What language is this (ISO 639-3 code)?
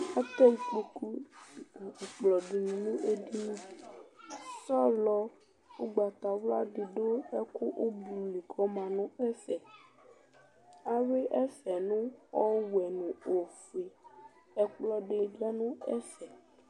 kpo